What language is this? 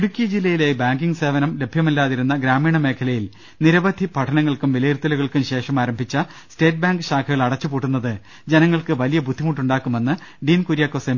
Malayalam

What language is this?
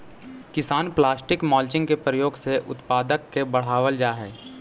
Magahi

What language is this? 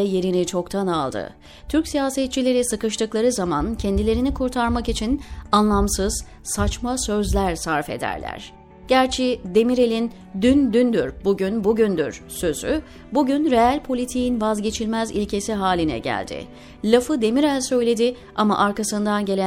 Turkish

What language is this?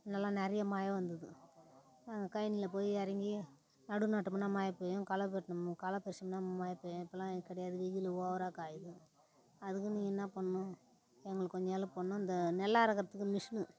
Tamil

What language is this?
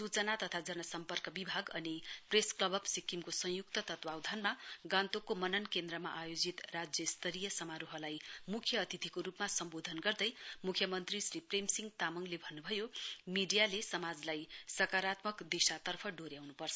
Nepali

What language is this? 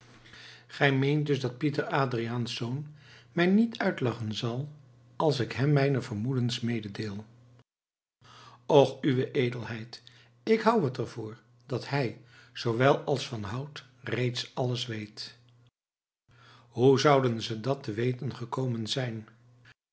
Dutch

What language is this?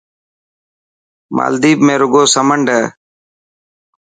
Dhatki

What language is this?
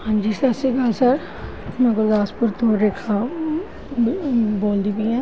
Punjabi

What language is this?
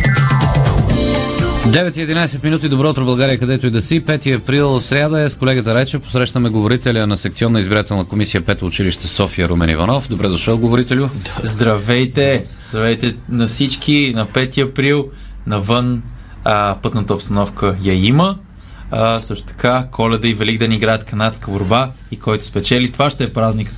Bulgarian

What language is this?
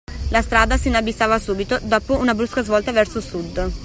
Italian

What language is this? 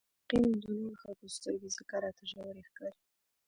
Pashto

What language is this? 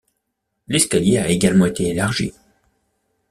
French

